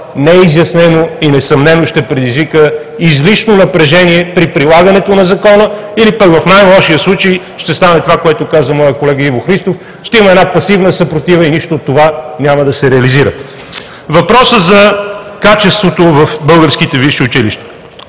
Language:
Bulgarian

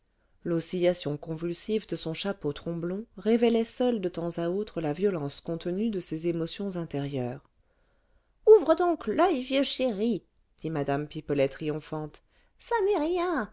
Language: French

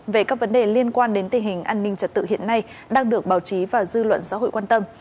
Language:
Vietnamese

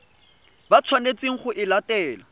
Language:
Tswana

